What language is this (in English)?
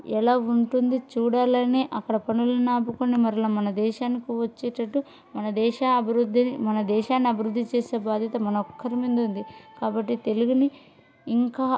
Telugu